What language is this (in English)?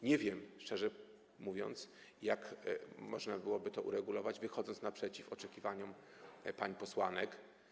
Polish